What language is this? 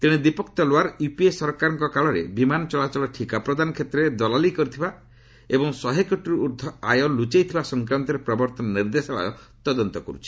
Odia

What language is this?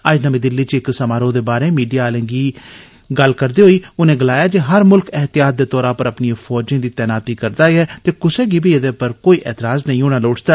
Dogri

